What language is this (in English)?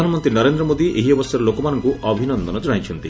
Odia